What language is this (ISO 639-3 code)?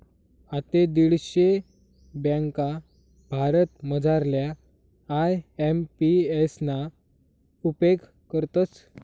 mar